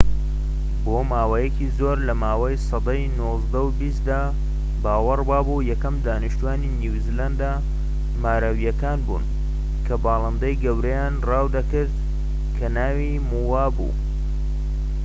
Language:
Central Kurdish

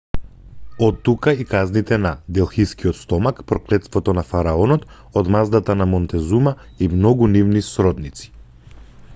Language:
Macedonian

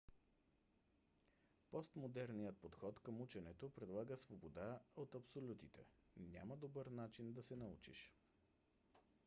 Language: Bulgarian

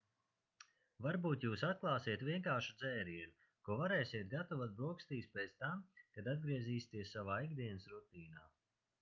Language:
Latvian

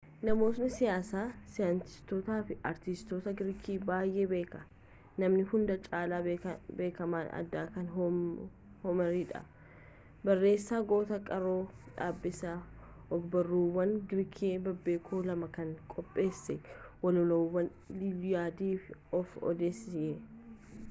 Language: Oromo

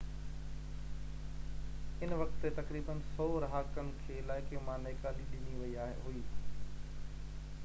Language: Sindhi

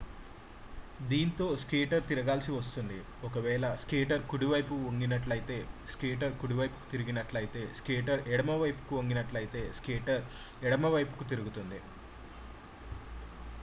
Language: Telugu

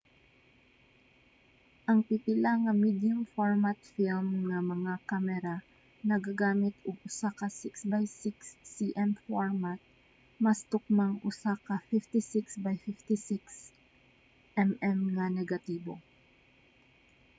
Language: Cebuano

